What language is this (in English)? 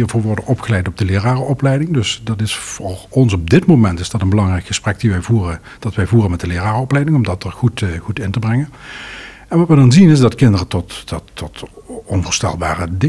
Dutch